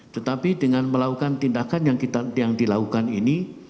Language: Indonesian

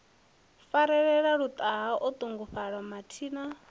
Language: Venda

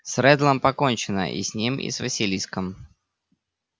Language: Russian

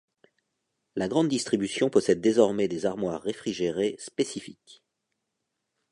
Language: French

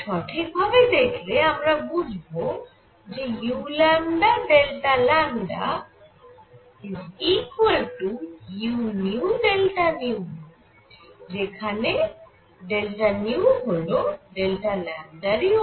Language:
Bangla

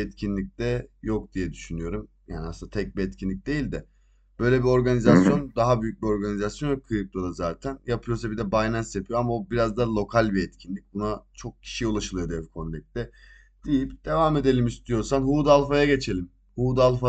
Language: Turkish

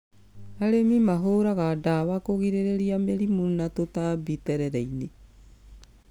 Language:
Kikuyu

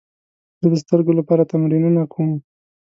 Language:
Pashto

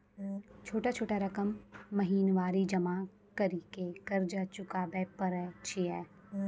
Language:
Maithili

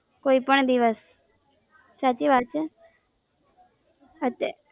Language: Gujarati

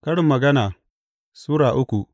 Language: Hausa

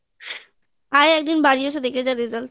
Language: Bangla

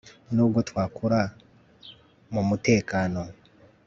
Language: Kinyarwanda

